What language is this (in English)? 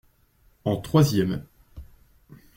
French